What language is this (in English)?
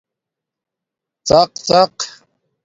Domaaki